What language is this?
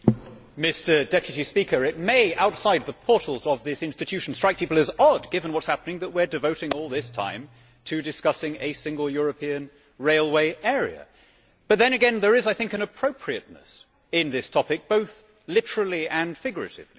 English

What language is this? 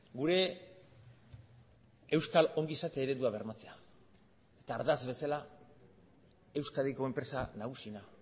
Basque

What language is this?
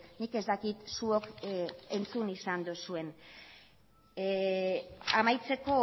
Basque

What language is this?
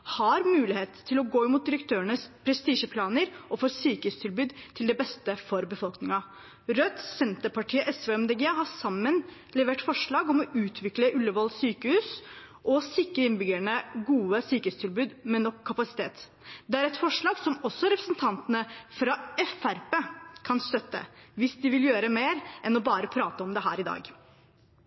Norwegian Bokmål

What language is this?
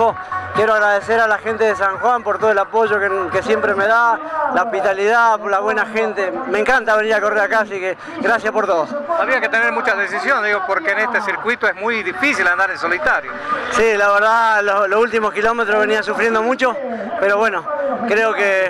Spanish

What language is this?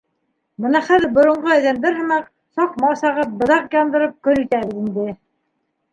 Bashkir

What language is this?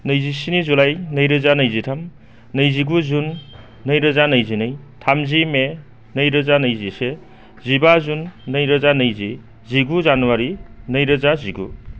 Bodo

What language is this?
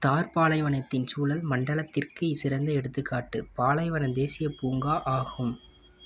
Tamil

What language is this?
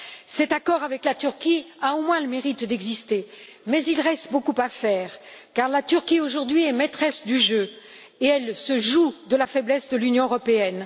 French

